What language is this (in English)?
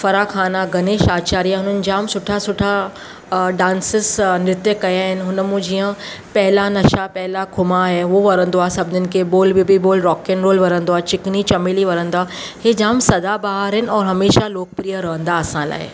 Sindhi